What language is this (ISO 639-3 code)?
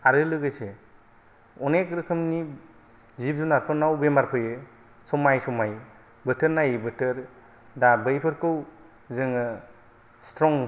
brx